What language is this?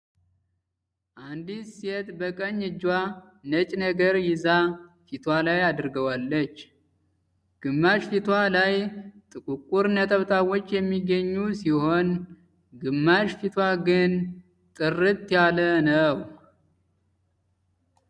Amharic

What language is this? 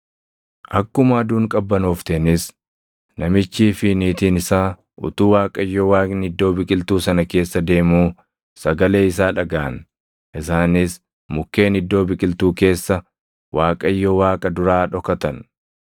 Oromo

